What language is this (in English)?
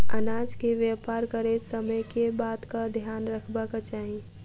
Maithili